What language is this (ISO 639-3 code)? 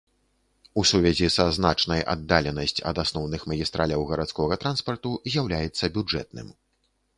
bel